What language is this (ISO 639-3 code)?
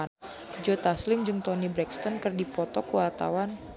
sun